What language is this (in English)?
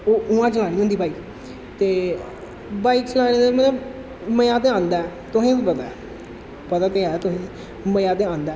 Dogri